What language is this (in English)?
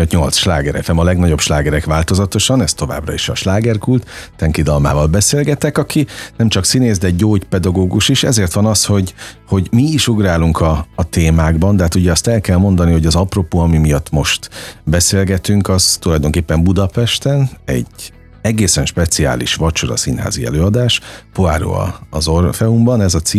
Hungarian